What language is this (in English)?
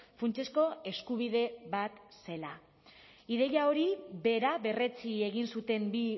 Basque